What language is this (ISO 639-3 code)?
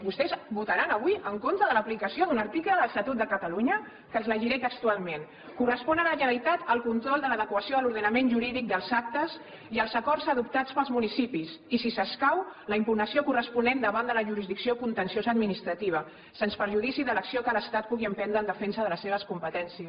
cat